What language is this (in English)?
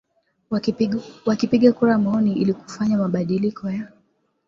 Swahili